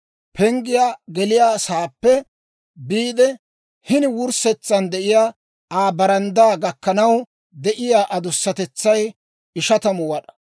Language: Dawro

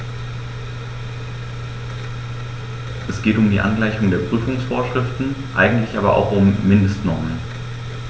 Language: German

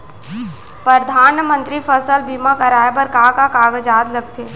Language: Chhattisgarhi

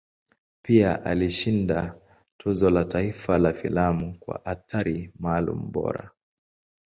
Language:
Swahili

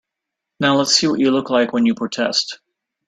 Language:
English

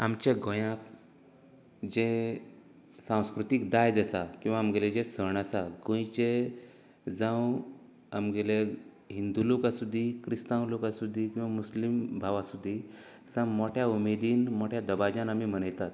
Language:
Konkani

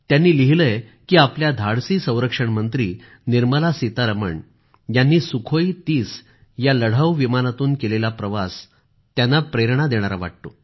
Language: Marathi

